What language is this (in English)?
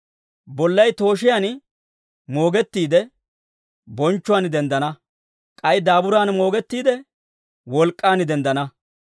Dawro